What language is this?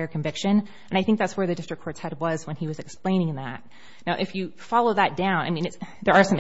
English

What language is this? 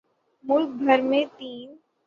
Urdu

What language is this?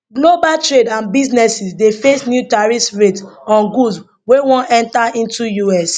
Nigerian Pidgin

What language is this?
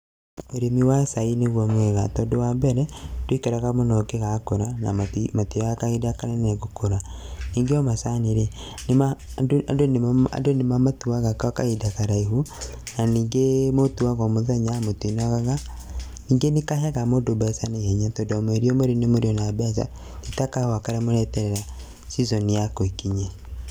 Kikuyu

